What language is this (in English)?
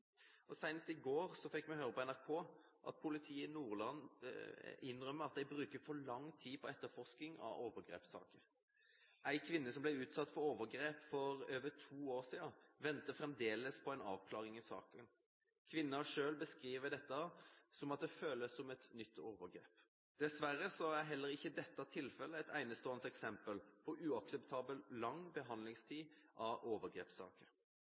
Norwegian Bokmål